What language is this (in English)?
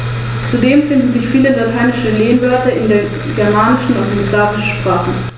German